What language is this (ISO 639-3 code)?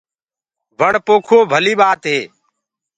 ggg